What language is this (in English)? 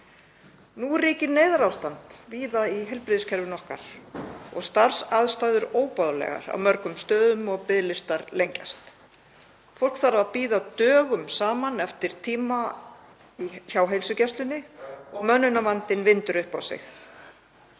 Icelandic